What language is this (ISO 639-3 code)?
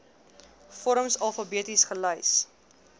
afr